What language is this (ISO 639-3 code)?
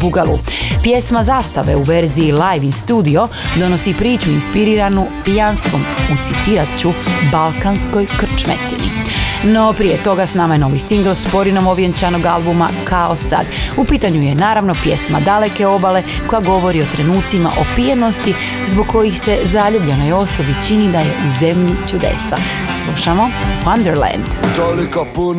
hrv